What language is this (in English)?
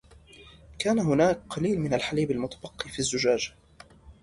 Arabic